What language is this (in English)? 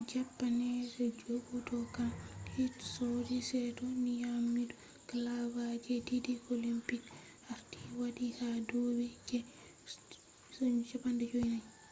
Fula